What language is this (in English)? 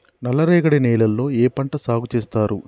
Telugu